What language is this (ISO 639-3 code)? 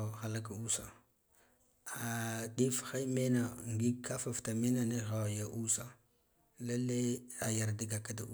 gdf